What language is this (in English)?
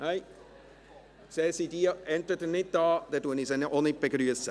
Swiss German